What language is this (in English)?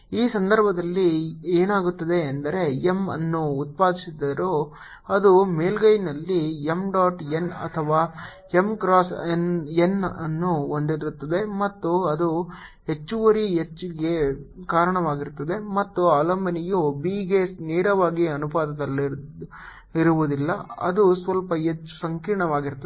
Kannada